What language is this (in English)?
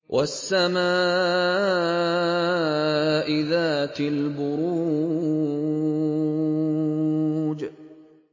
Arabic